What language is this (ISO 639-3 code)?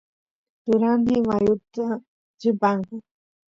qus